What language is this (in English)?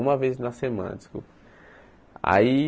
Portuguese